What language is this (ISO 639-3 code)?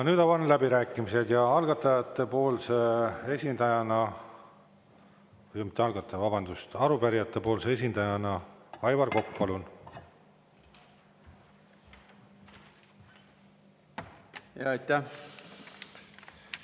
est